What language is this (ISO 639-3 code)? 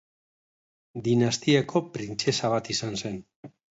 eus